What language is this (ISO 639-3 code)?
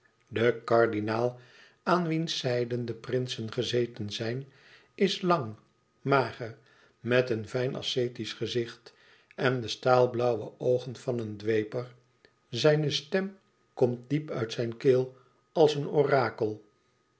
nld